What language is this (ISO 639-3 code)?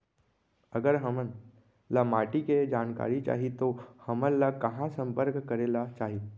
hne